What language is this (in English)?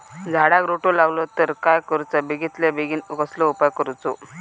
Marathi